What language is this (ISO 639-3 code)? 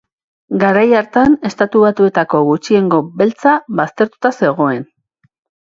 eus